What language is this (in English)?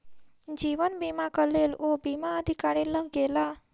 Maithili